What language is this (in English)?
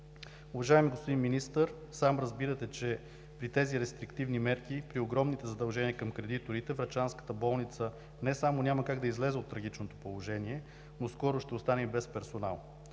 Bulgarian